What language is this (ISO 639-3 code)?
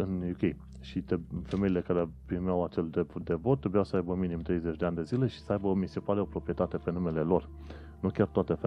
ron